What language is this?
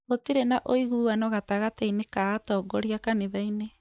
Kikuyu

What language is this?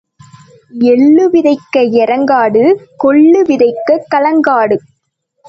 Tamil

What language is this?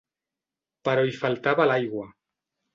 Catalan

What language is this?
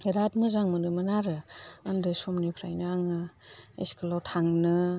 Bodo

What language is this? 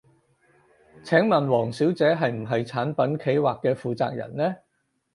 Cantonese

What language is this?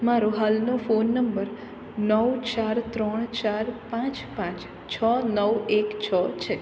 Gujarati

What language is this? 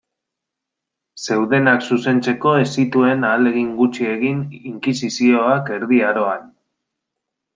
Basque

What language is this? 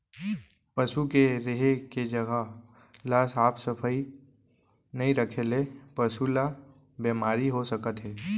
Chhattisgarhi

